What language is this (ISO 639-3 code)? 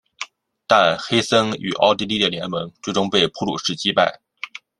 zho